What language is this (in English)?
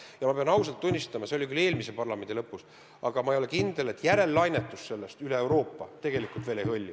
Estonian